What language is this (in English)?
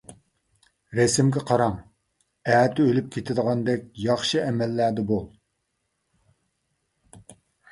Uyghur